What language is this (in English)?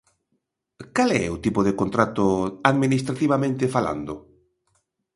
Galician